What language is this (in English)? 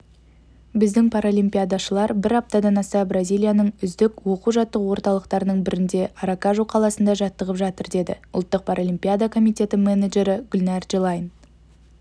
Kazakh